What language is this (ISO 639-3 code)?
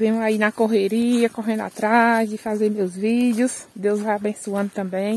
por